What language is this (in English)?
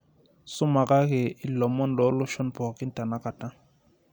Masai